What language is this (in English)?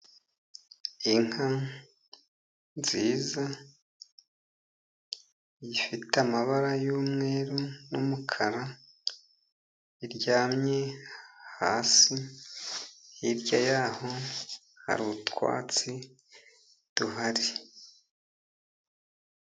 Kinyarwanda